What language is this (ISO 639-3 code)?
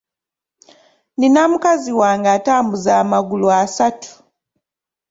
lug